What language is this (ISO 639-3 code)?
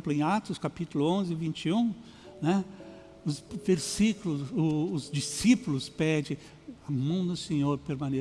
por